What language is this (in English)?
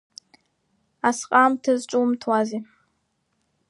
Abkhazian